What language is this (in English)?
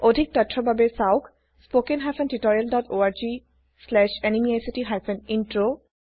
Assamese